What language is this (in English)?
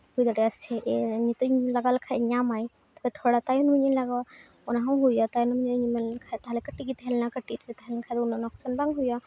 Santali